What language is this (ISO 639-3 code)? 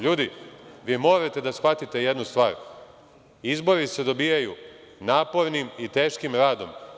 srp